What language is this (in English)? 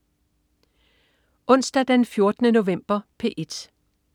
Danish